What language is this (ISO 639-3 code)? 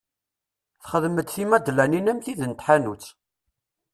kab